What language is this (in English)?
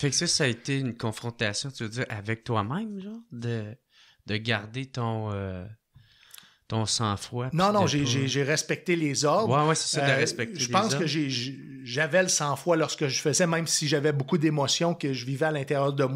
French